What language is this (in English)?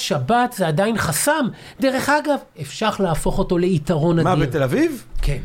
Hebrew